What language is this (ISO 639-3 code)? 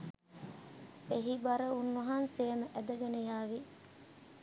sin